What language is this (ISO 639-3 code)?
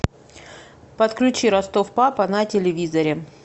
rus